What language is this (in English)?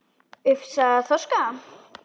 Icelandic